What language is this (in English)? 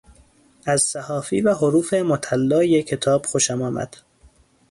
Persian